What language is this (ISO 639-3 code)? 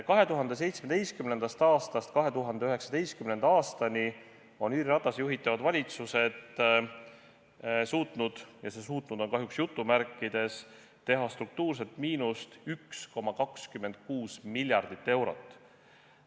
est